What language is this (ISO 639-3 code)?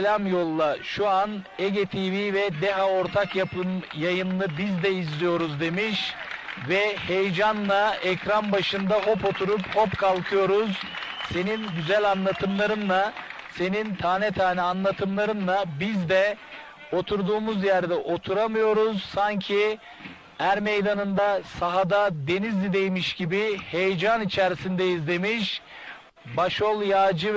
tur